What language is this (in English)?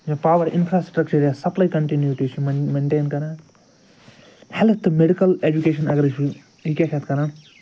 Kashmiri